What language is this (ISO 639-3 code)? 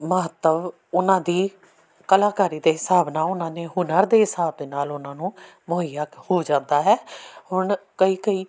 pan